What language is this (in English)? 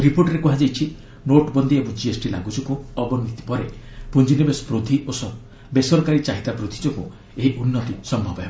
Odia